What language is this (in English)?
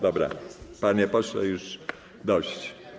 Polish